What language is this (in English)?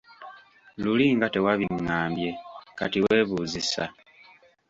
Ganda